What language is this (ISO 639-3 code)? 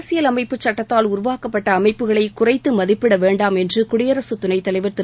tam